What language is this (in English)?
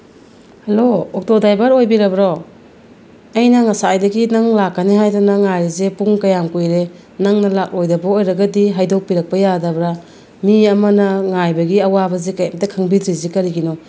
Manipuri